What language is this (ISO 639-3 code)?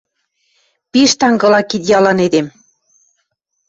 mrj